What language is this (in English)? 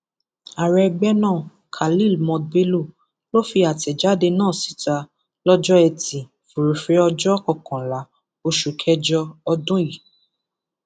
Yoruba